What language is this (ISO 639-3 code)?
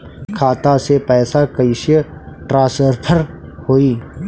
bho